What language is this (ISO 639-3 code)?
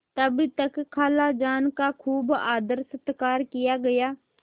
hin